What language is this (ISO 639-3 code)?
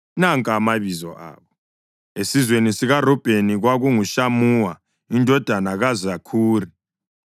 nde